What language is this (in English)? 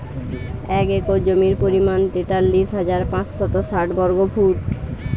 Bangla